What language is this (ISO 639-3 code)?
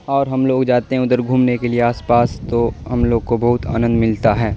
urd